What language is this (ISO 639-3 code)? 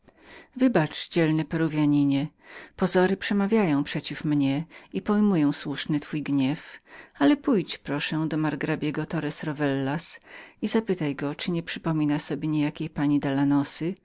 pol